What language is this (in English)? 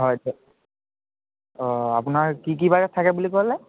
Assamese